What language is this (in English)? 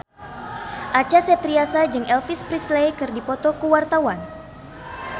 Sundanese